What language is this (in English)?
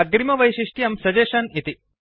Sanskrit